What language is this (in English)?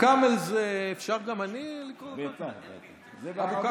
Hebrew